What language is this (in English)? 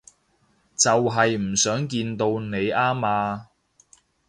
Cantonese